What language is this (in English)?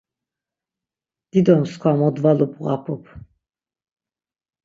Laz